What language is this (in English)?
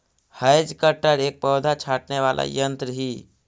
Magahi